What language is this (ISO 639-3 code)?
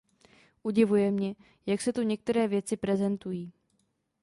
ces